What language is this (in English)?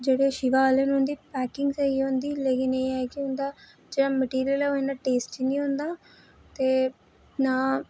Dogri